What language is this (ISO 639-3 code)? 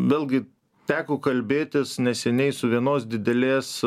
lit